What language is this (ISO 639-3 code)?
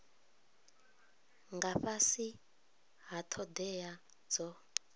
ven